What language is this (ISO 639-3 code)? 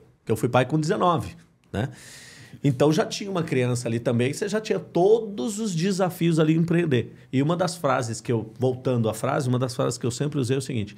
por